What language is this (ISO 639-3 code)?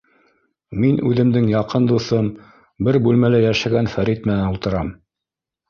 bak